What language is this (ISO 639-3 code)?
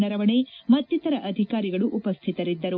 kan